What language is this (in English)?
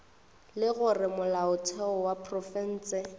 Northern Sotho